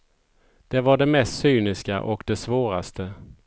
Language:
Swedish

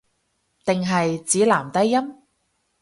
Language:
Cantonese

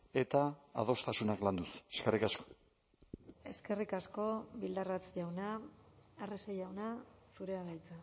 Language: Basque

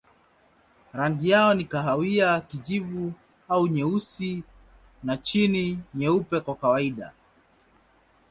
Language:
Swahili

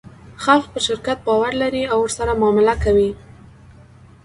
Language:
Pashto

